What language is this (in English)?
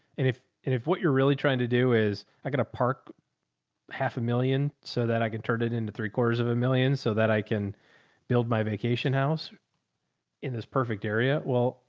English